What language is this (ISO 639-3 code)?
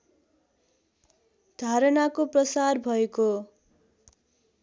nep